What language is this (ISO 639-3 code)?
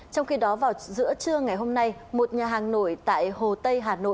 vie